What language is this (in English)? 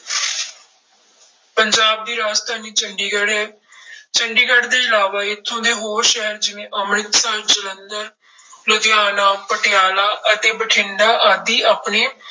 Punjabi